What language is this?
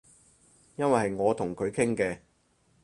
Cantonese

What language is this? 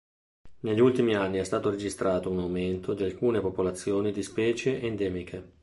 Italian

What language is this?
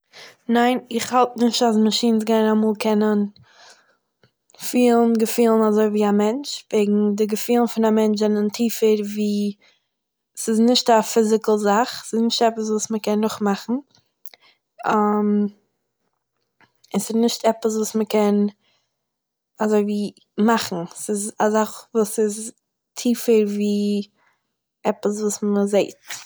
Yiddish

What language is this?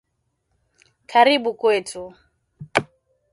Swahili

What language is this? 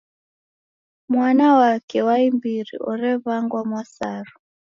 Taita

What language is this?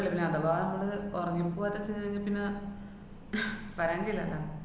Malayalam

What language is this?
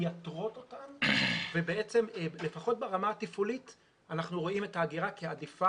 Hebrew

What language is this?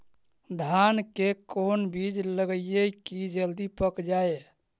Magahi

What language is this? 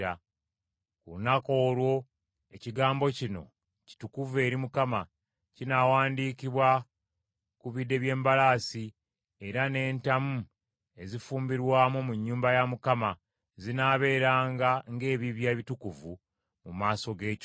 Ganda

